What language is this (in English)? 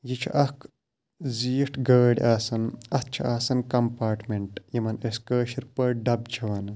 Kashmiri